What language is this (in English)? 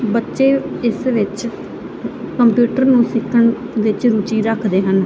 Punjabi